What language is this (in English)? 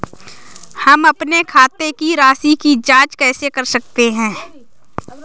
Hindi